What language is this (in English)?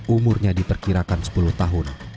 Indonesian